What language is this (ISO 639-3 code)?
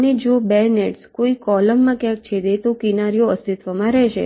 guj